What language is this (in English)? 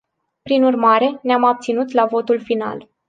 Romanian